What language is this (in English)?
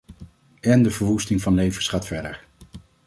Dutch